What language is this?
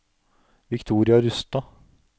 Norwegian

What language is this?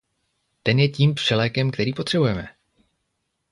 Czech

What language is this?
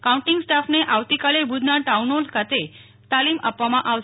Gujarati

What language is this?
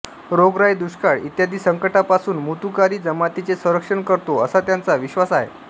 Marathi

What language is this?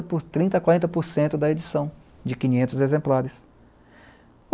Portuguese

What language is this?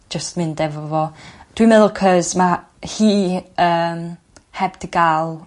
Welsh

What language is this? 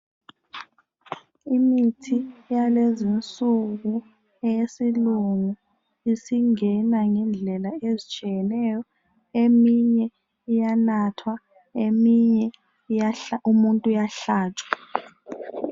North Ndebele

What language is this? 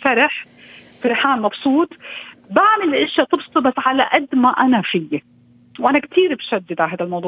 Arabic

